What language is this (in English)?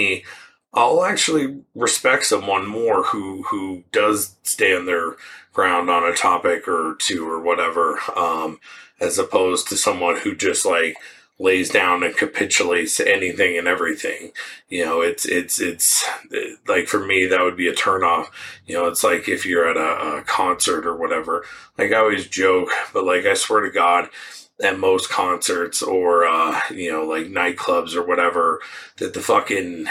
English